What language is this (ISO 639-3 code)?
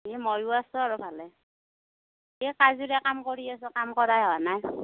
asm